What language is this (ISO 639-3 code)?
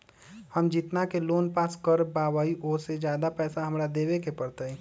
mag